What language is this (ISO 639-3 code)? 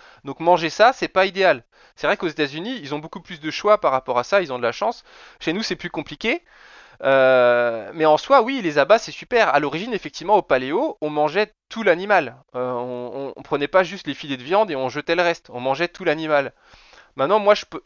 fra